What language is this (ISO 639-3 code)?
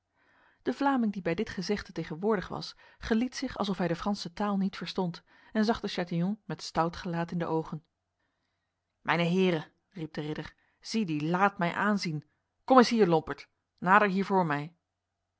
nld